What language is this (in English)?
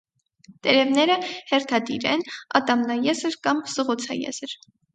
Armenian